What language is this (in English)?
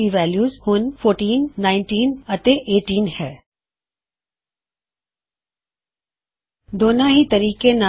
Punjabi